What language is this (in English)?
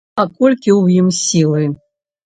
Belarusian